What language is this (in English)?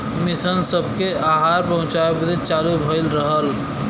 Bhojpuri